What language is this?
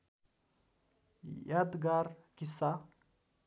Nepali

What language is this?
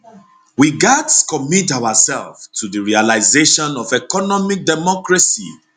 Nigerian Pidgin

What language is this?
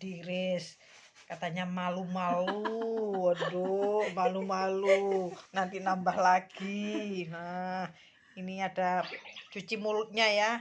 Indonesian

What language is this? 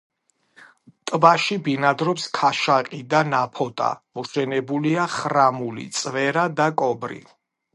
Georgian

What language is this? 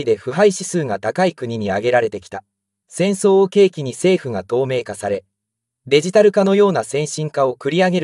Japanese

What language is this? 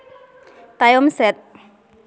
Santali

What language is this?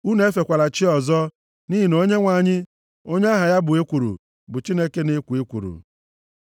Igbo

